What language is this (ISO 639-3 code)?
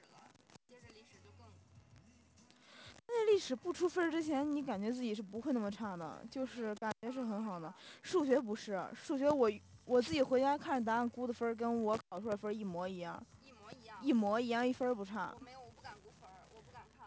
zho